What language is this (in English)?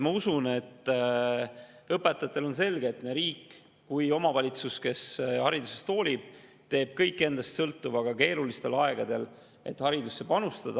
Estonian